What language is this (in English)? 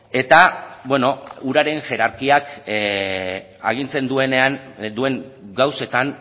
Basque